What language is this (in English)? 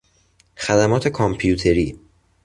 Persian